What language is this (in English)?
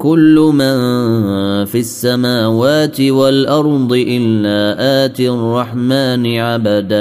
Arabic